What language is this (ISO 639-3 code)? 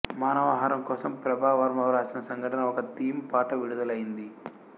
tel